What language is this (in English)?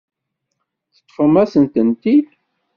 Kabyle